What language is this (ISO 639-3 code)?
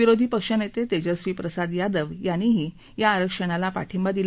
mar